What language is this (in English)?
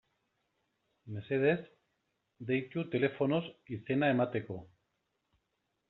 Basque